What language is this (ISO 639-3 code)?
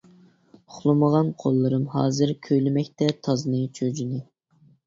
uig